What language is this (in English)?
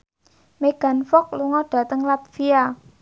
Javanese